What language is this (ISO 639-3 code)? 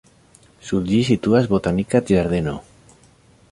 epo